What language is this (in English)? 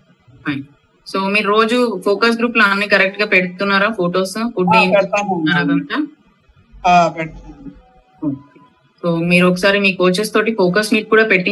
Telugu